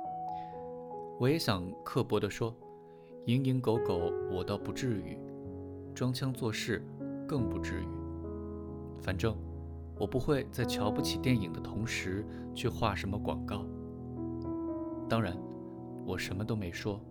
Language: Chinese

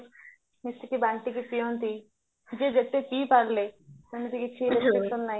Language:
Odia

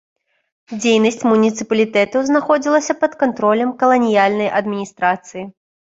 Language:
Belarusian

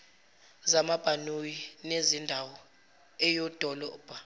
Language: Zulu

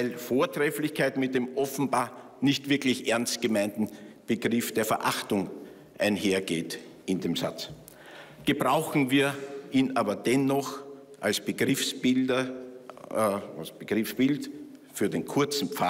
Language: German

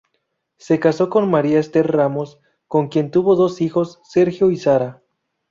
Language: Spanish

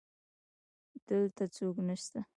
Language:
Pashto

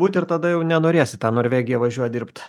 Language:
Lithuanian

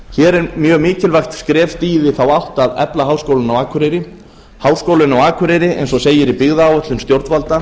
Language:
Icelandic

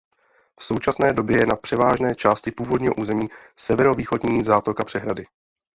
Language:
Czech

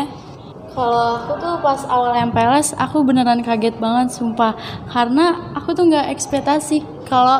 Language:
Indonesian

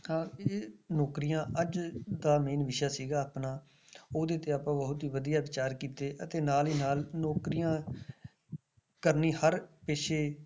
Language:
Punjabi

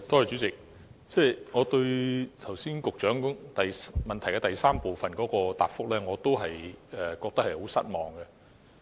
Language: Cantonese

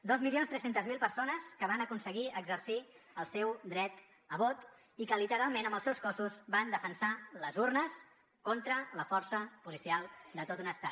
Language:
Catalan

